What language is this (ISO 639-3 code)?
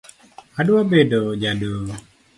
luo